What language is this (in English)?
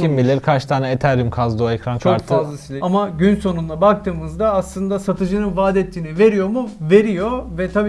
Turkish